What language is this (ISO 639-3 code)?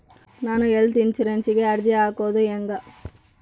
kan